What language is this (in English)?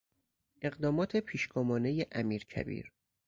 Persian